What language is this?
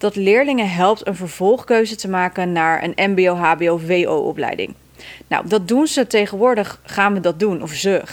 Dutch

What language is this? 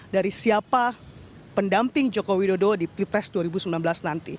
Indonesian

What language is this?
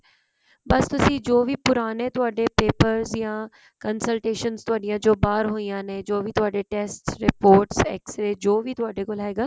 Punjabi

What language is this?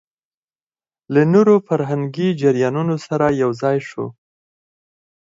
Pashto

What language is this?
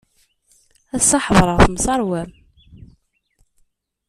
Kabyle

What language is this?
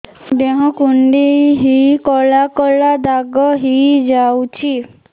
Odia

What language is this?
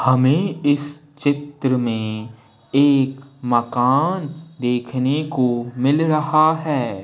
Hindi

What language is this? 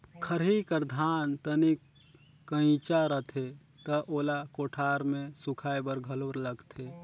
Chhattisgarhi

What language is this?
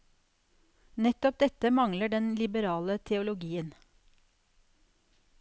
Norwegian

